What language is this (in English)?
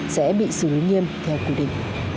Vietnamese